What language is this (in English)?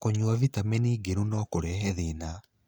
Kikuyu